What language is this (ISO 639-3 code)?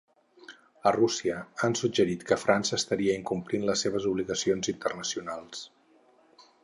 cat